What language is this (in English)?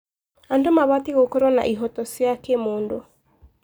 Kikuyu